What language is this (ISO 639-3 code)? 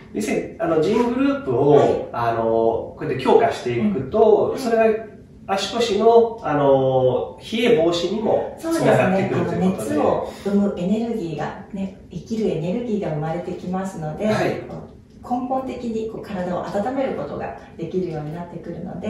jpn